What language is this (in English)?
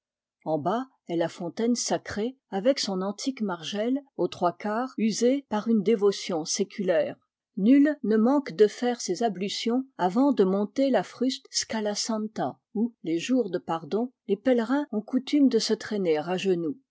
French